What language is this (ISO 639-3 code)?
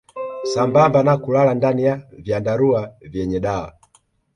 swa